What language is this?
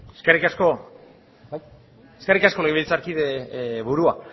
Basque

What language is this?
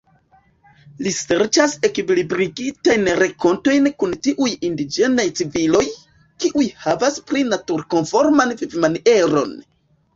Esperanto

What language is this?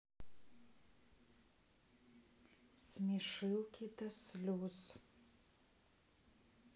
Russian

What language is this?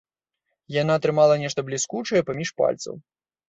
Belarusian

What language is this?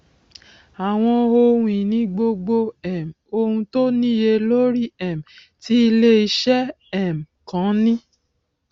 Yoruba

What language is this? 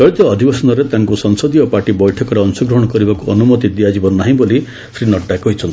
Odia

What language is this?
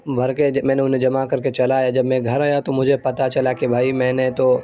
Urdu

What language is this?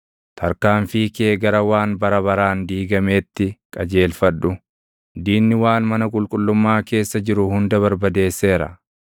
Oromo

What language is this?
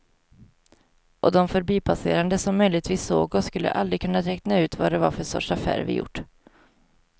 Swedish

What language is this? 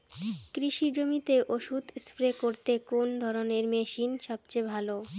Bangla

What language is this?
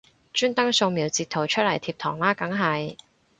Cantonese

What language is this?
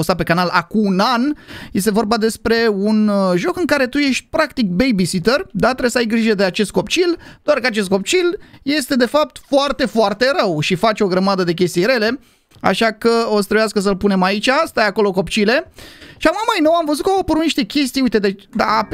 Romanian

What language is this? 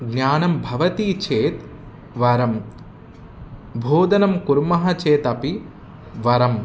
Sanskrit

